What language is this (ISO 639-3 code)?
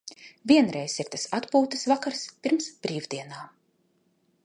lav